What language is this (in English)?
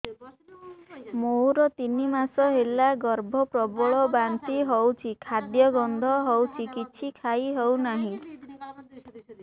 Odia